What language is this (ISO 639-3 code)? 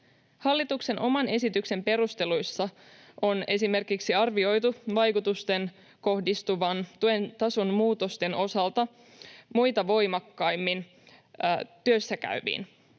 fin